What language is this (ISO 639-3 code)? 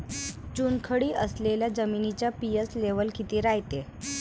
mar